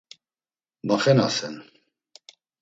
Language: Laz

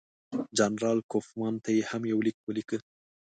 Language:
Pashto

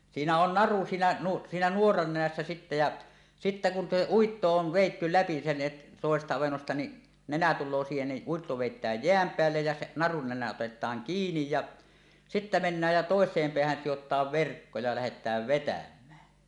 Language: Finnish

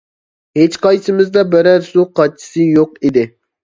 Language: Uyghur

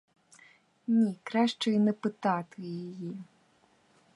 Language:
Ukrainian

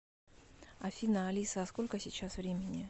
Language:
Russian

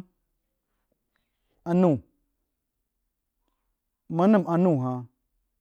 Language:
Jiba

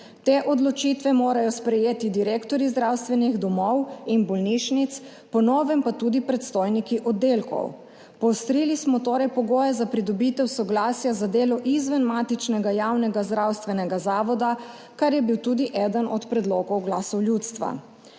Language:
Slovenian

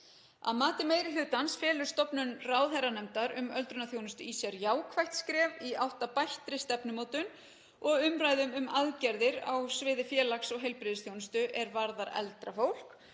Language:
Icelandic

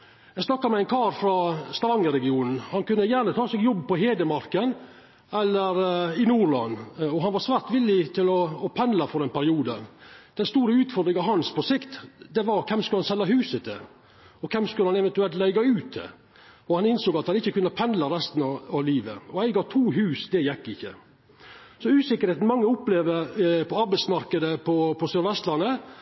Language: Norwegian Nynorsk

